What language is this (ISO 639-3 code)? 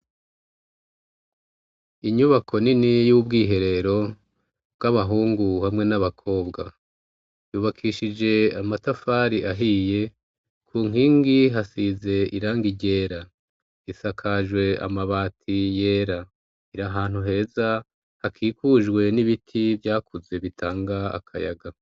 run